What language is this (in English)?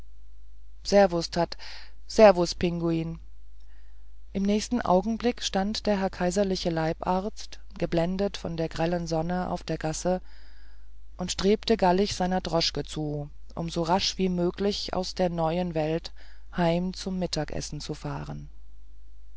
German